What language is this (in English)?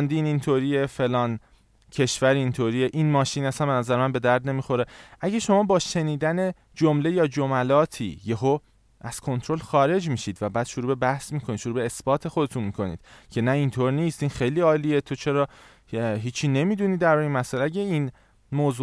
Persian